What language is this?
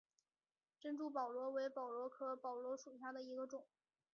Chinese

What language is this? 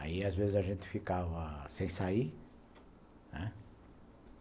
Portuguese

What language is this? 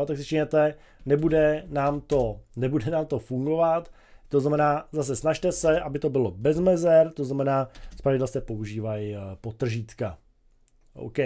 Czech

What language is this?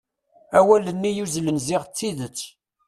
Kabyle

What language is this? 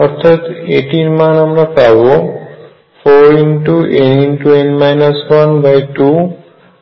Bangla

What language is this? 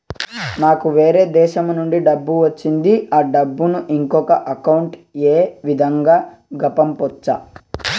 Telugu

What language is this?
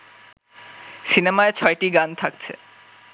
Bangla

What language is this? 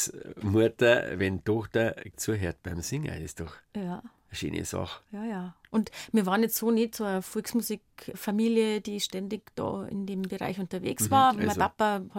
German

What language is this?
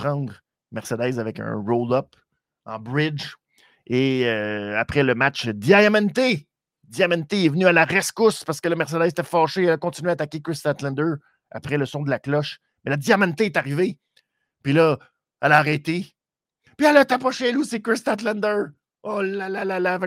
French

